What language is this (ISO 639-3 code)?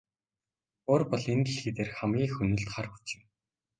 mon